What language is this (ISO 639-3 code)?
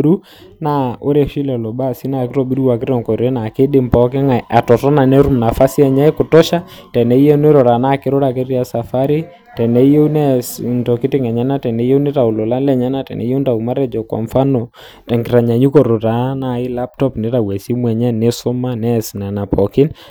mas